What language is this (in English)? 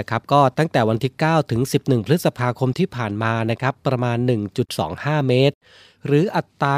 Thai